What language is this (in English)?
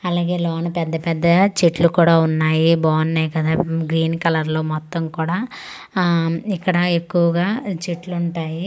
Telugu